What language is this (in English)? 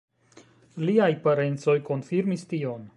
Esperanto